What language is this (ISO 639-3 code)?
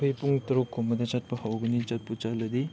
mni